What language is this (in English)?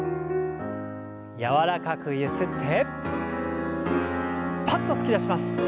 Japanese